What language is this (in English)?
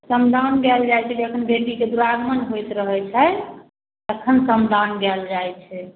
Maithili